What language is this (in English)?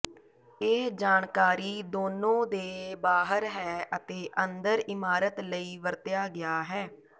Punjabi